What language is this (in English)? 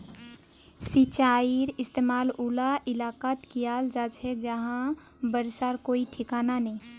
Magahi